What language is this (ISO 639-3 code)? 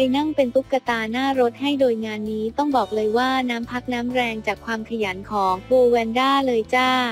tha